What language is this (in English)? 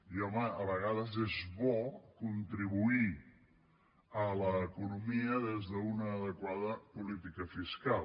Catalan